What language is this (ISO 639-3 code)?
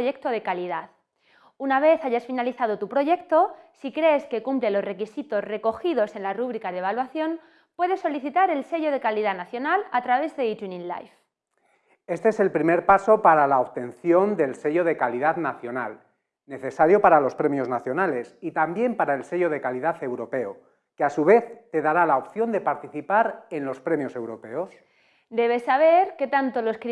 spa